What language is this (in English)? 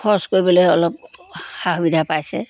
Assamese